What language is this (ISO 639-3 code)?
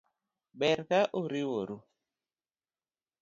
luo